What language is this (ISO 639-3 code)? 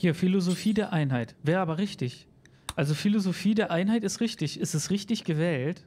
deu